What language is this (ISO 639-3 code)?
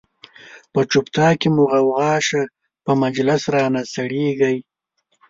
pus